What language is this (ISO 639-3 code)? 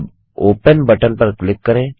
hin